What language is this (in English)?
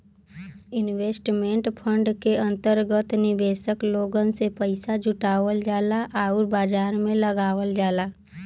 Bhojpuri